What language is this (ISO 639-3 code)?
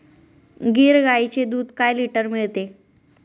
mar